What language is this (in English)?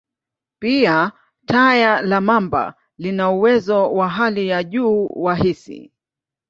Swahili